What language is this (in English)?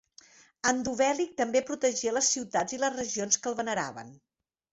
Catalan